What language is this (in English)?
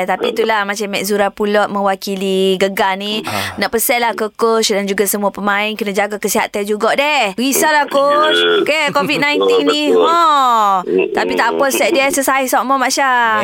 Malay